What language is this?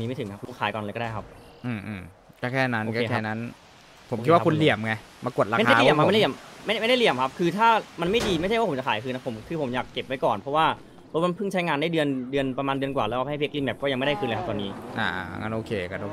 Thai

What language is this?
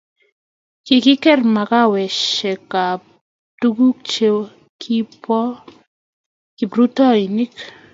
Kalenjin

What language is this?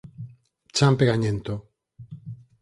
Galician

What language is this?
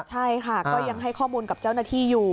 Thai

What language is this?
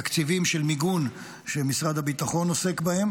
Hebrew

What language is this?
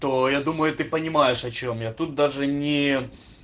Russian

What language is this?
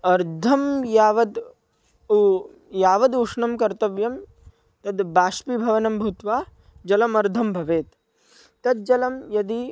Sanskrit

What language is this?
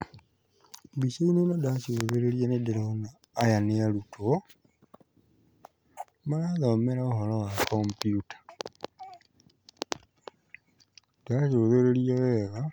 Kikuyu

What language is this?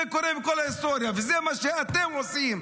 Hebrew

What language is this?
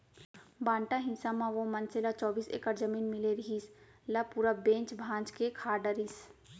Chhattisgarhi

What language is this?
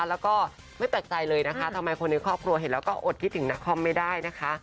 Thai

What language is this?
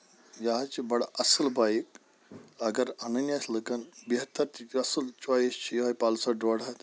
Kashmiri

